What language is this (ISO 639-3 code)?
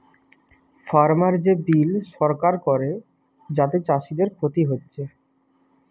ben